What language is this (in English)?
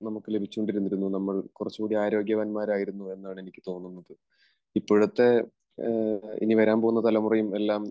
Malayalam